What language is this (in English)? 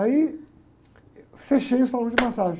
Portuguese